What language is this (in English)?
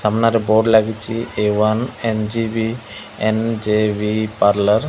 Odia